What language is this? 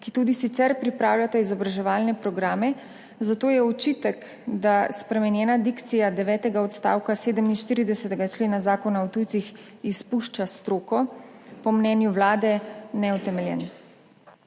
Slovenian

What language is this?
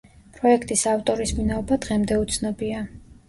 Georgian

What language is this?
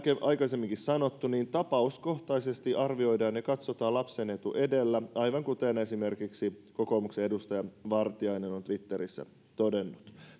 Finnish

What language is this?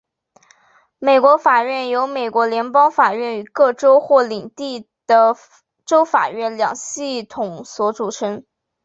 Chinese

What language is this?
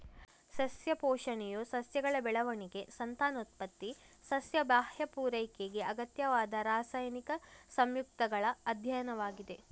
Kannada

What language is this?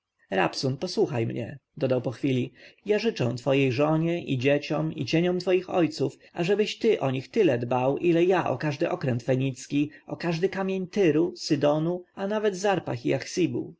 Polish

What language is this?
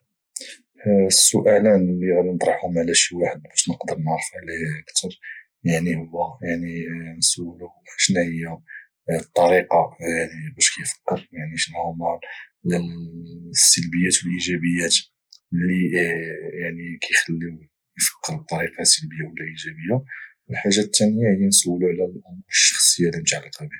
Moroccan Arabic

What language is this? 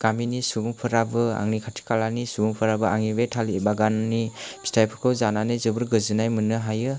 Bodo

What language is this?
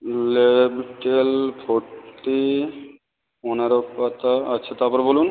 Bangla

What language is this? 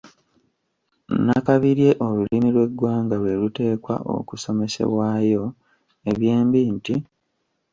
Ganda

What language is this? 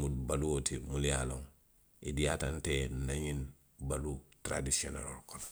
Western Maninkakan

